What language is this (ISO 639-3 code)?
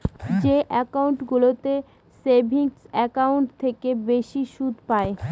ben